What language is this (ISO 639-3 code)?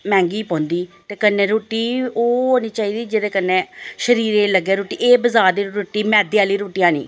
doi